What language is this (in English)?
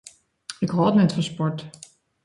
Western Frisian